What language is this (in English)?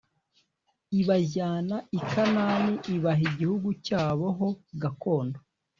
Kinyarwanda